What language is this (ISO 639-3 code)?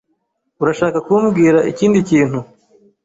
kin